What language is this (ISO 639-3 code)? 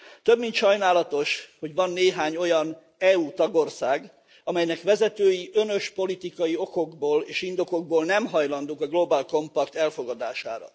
hun